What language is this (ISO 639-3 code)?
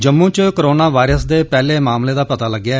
doi